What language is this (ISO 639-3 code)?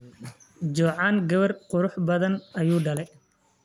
som